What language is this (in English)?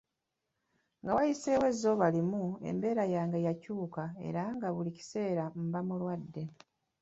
Ganda